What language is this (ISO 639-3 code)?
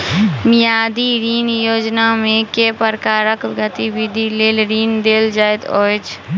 mai